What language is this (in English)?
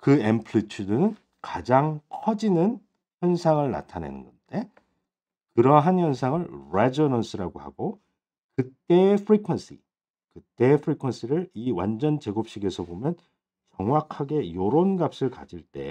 Korean